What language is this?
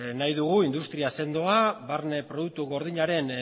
Basque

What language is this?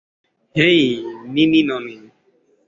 Bangla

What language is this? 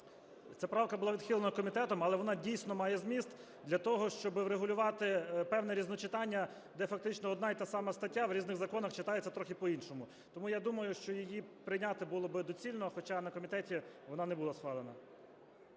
Ukrainian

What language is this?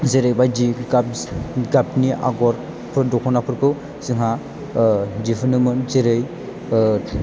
Bodo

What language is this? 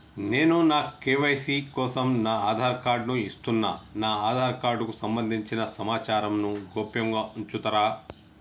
Telugu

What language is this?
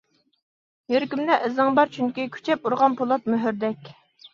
Uyghur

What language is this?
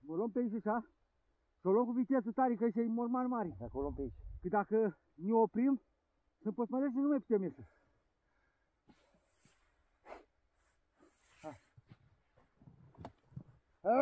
Romanian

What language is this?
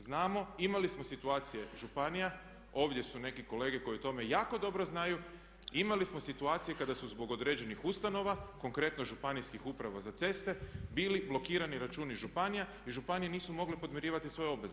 Croatian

